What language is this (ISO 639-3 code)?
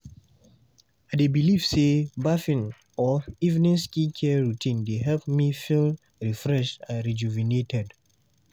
pcm